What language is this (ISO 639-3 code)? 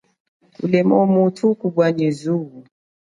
cjk